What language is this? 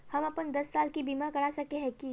Magahi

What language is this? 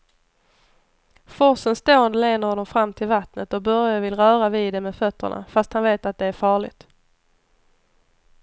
Swedish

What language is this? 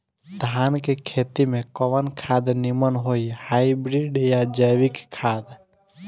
Bhojpuri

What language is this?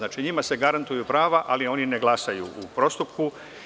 Serbian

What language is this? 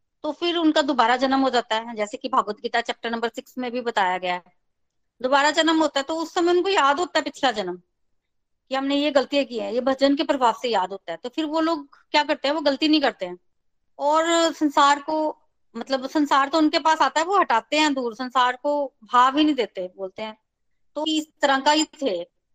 Hindi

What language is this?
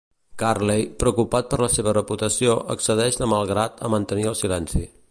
Catalan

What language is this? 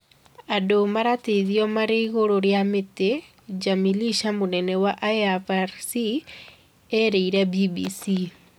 Kikuyu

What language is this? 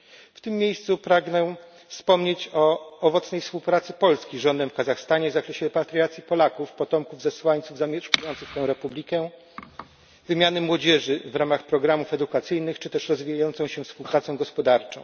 Polish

